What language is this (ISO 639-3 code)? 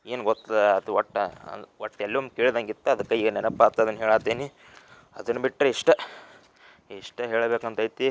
kan